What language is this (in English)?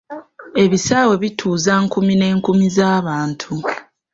Ganda